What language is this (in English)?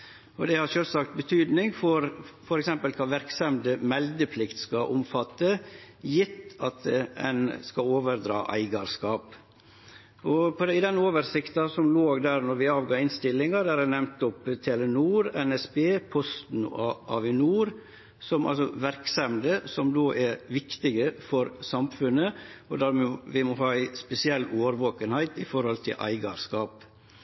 Norwegian Nynorsk